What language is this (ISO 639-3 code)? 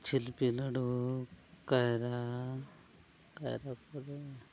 sat